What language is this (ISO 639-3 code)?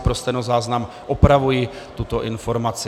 ces